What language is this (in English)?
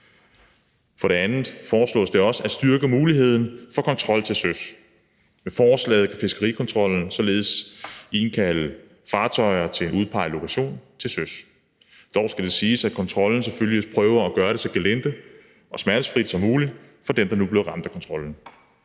Danish